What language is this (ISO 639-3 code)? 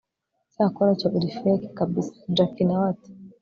kin